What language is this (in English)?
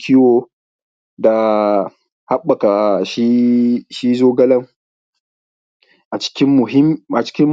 Hausa